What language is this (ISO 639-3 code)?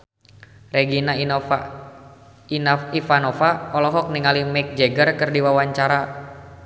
sun